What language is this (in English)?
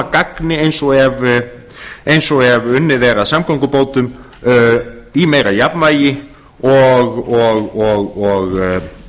Icelandic